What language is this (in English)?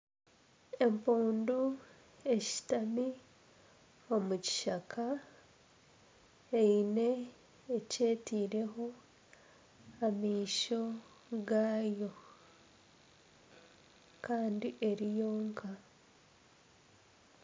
Nyankole